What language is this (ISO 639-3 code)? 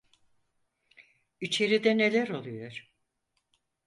tur